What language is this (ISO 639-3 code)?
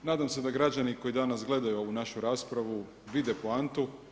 hrv